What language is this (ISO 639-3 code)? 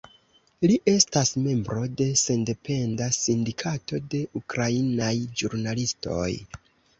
epo